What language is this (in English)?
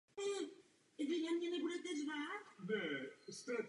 Czech